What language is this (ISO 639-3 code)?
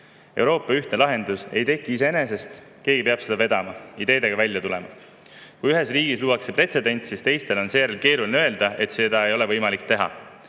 est